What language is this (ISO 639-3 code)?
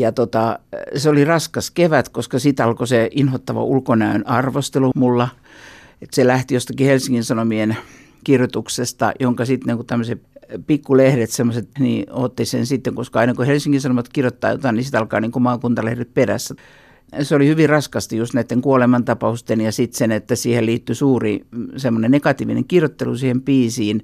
fin